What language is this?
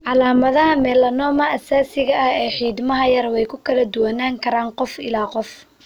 Somali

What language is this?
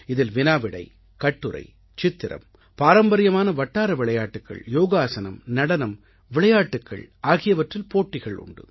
Tamil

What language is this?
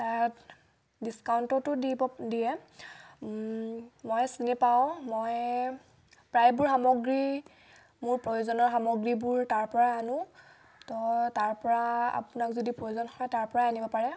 Assamese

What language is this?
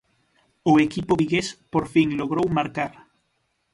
Galician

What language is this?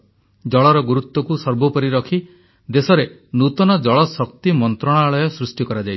Odia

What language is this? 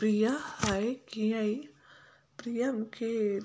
Sindhi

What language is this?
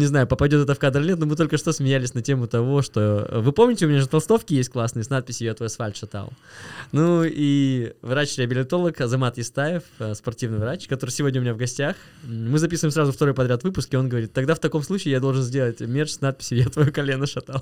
Russian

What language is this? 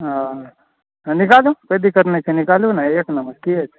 Maithili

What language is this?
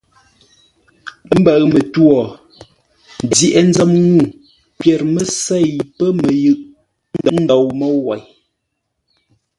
Ngombale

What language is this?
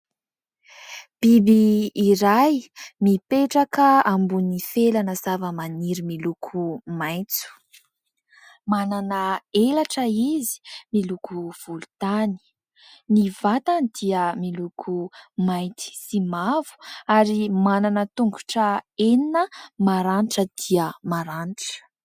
Malagasy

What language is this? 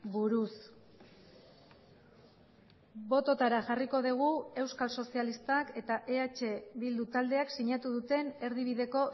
Basque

